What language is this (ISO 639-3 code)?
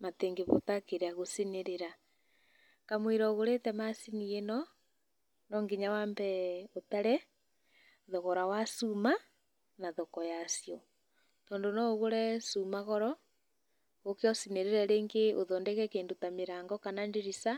kik